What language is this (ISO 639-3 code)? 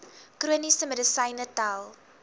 afr